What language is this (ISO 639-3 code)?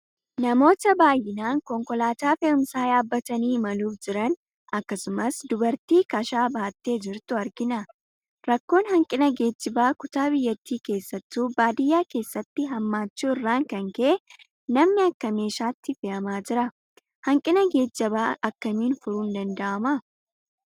orm